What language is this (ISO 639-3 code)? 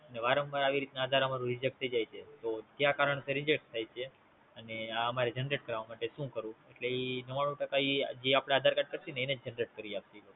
guj